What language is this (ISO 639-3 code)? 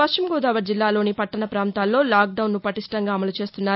tel